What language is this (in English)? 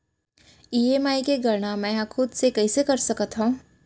Chhattisgarhi